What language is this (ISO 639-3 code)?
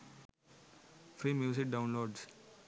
sin